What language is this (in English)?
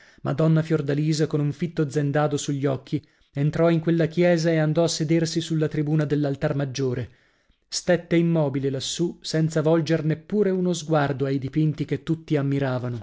Italian